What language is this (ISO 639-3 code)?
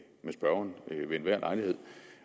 dan